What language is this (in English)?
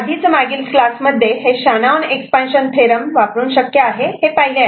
Marathi